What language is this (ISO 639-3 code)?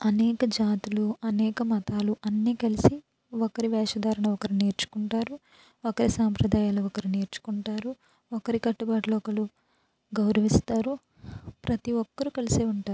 tel